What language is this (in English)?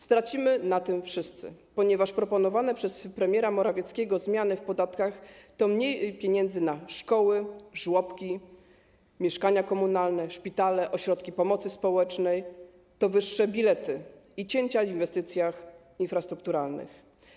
Polish